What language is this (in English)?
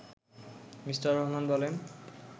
Bangla